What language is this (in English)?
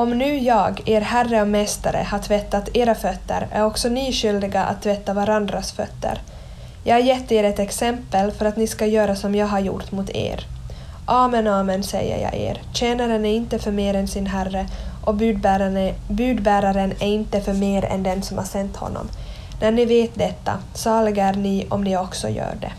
Swedish